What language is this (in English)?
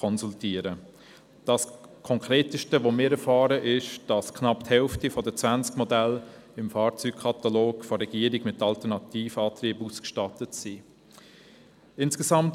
Swiss German